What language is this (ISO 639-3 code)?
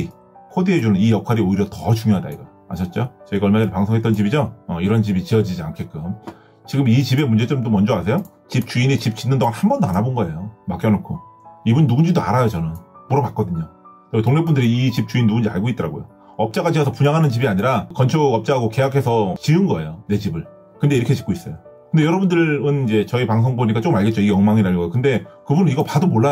kor